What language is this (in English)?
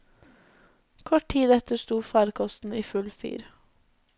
Norwegian